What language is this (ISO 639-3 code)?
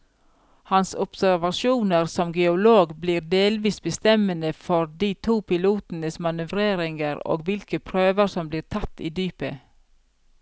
nor